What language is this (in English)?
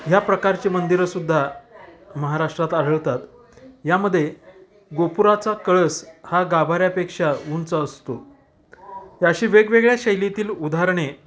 Marathi